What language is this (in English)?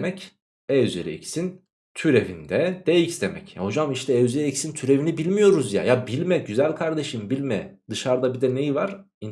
Turkish